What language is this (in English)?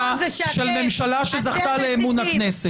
Hebrew